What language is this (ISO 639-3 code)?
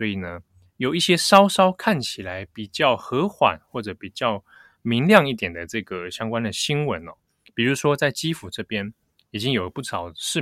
zho